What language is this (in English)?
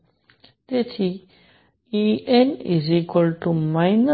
Gujarati